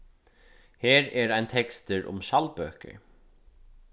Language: Faroese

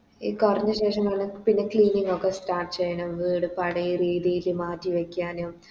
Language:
Malayalam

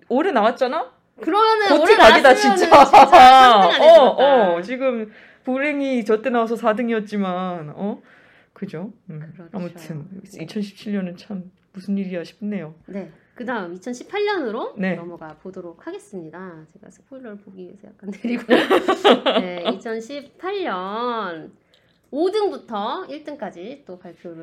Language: Korean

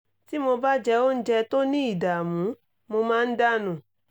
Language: Yoruba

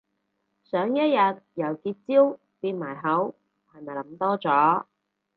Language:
Cantonese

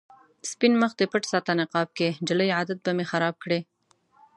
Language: Pashto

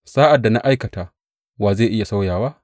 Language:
Hausa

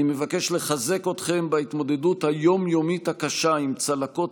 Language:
Hebrew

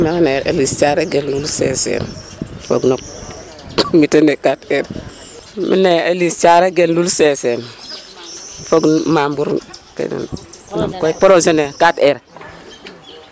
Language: Serer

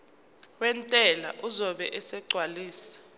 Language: Zulu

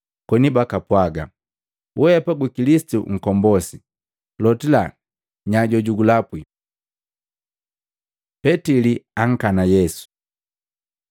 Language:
Matengo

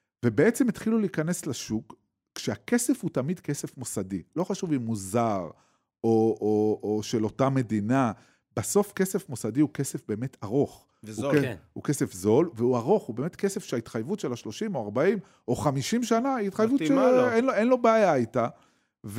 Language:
Hebrew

